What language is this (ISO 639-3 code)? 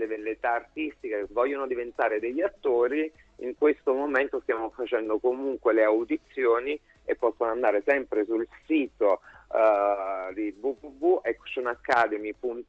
ita